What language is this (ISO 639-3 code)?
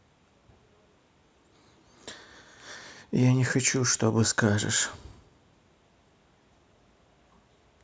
rus